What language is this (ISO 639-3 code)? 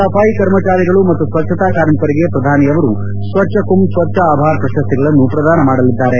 kan